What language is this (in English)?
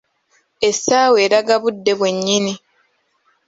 Ganda